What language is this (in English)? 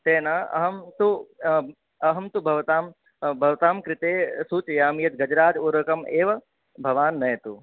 Sanskrit